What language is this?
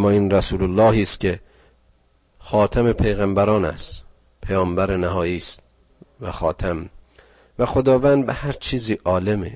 Persian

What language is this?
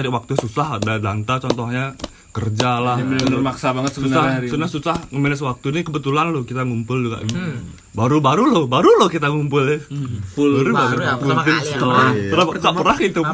Indonesian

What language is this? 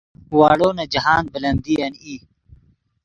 Yidgha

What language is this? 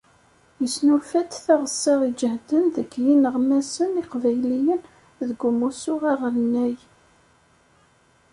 Kabyle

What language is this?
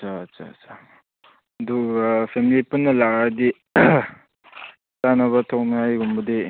Manipuri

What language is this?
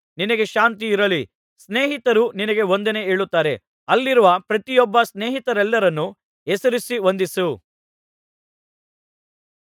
Kannada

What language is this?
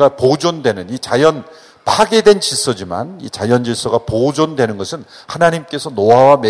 Korean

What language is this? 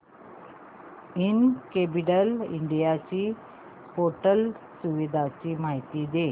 Marathi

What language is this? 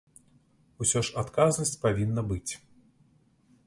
Belarusian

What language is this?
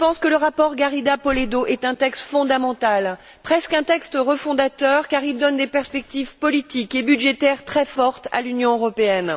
French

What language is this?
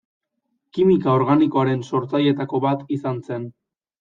Basque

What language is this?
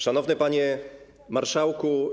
Polish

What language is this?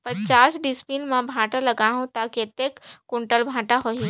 Chhattisgarhi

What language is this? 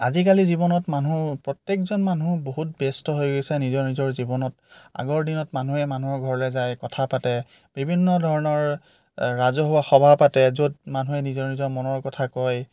Assamese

